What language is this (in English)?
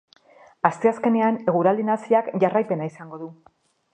Basque